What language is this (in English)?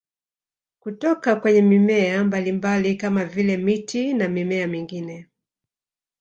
Swahili